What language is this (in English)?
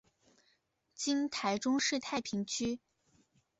Chinese